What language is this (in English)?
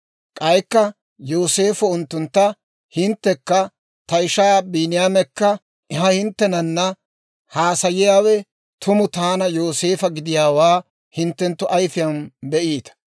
Dawro